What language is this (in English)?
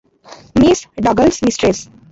Odia